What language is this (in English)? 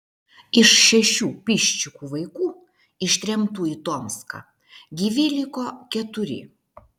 Lithuanian